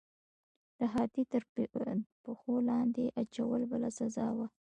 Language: Pashto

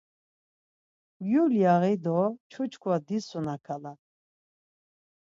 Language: Laz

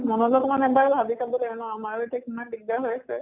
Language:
Assamese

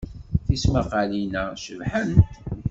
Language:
Kabyle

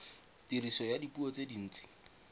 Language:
Tswana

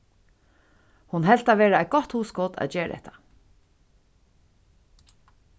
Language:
Faroese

